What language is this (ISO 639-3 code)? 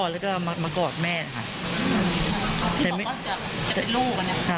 tha